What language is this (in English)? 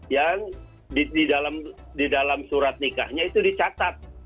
Indonesian